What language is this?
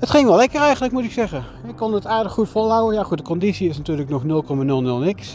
Dutch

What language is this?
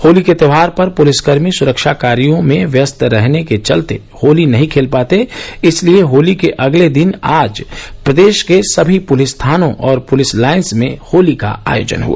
Hindi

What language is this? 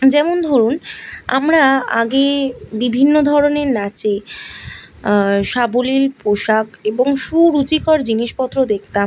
Bangla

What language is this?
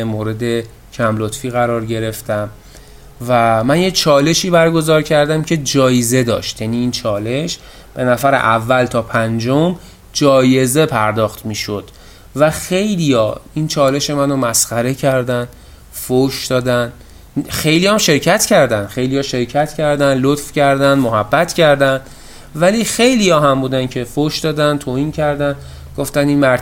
Persian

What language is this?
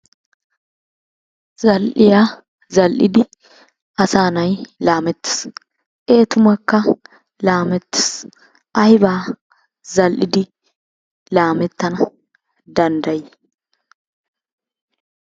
Wolaytta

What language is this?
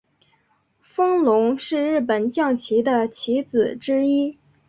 Chinese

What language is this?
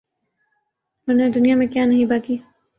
Urdu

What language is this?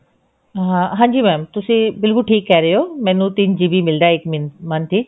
Punjabi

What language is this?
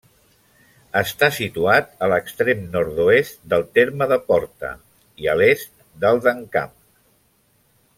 Catalan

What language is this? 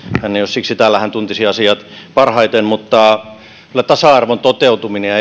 Finnish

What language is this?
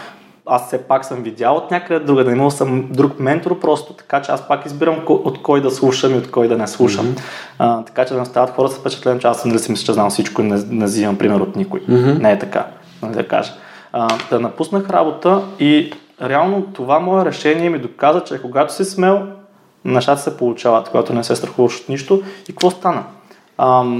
Bulgarian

